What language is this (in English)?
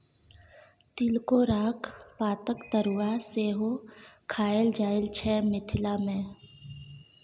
Maithili